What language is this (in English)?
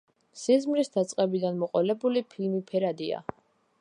Georgian